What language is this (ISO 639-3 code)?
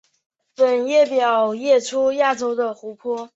zho